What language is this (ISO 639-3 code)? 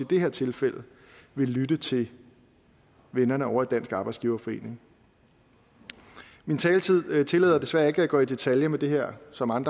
dan